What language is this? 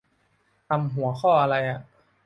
Thai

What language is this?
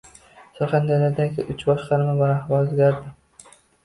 Uzbek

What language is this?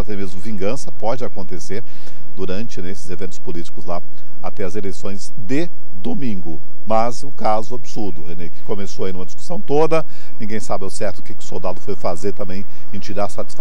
Portuguese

